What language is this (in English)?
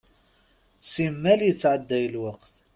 Kabyle